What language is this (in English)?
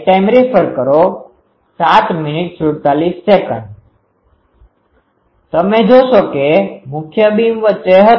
Gujarati